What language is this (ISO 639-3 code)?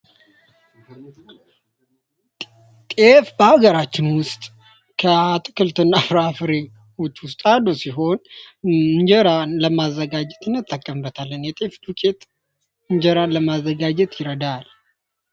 amh